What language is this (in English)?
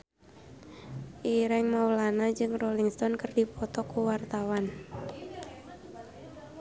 Sundanese